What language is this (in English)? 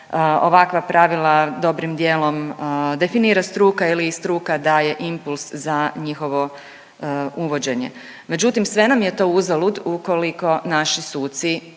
Croatian